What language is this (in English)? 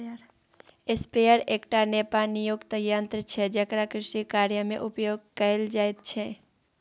Maithili